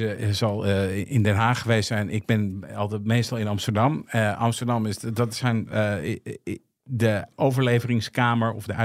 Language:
Dutch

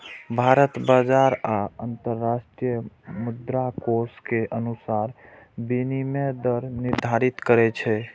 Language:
Maithili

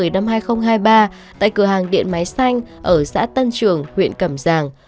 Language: Vietnamese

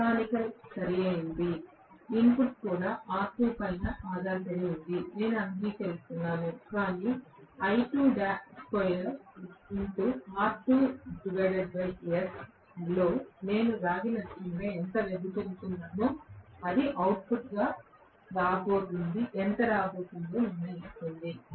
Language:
Telugu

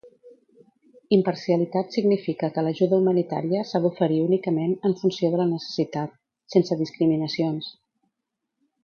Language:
Catalan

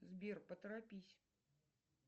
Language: Russian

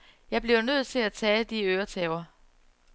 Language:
Danish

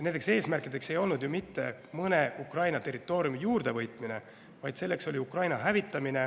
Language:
Estonian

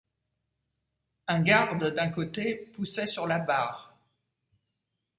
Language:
French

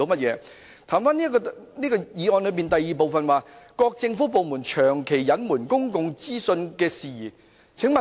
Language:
Cantonese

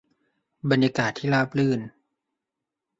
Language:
Thai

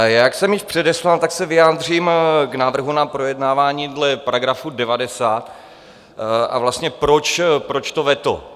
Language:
Czech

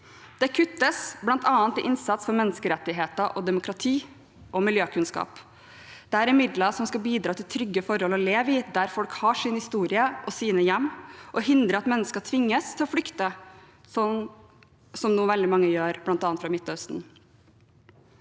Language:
Norwegian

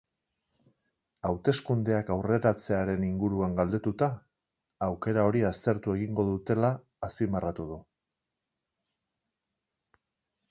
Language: Basque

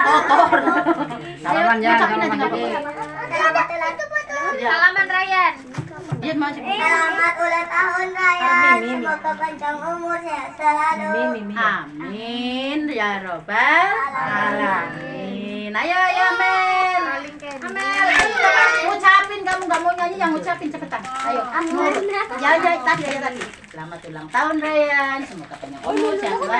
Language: Indonesian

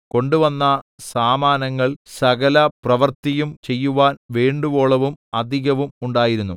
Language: Malayalam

